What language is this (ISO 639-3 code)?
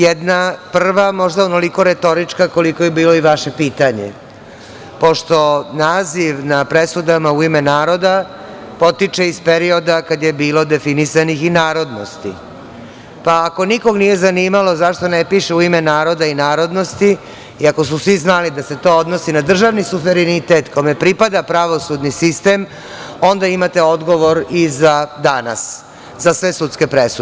srp